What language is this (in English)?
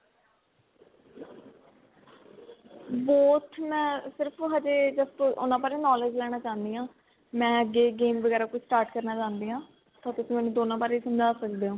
Punjabi